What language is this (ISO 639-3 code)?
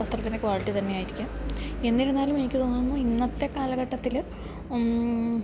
mal